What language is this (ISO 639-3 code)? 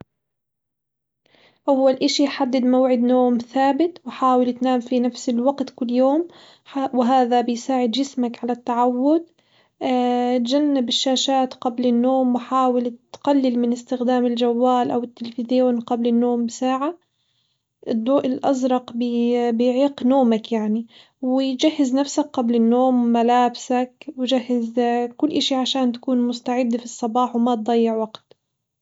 acw